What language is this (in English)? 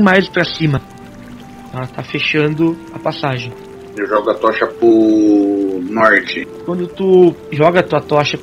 Portuguese